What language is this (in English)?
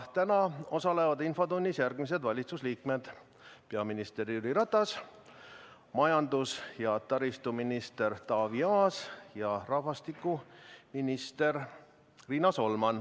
Estonian